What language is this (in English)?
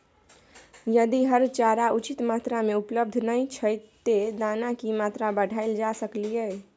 Maithili